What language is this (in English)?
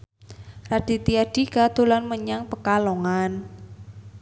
Javanese